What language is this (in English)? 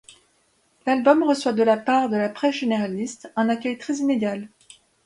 French